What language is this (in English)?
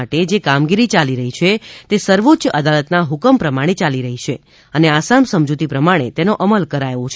Gujarati